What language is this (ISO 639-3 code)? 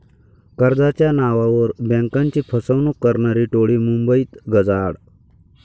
mar